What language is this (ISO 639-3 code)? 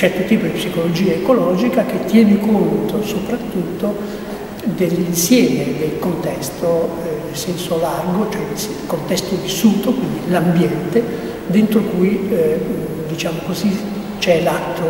ita